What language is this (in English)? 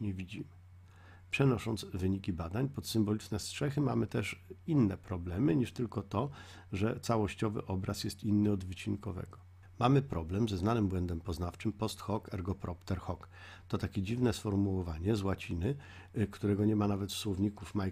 Polish